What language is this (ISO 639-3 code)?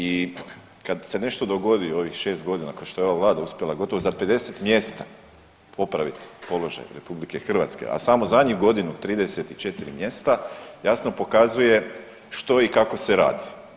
hrv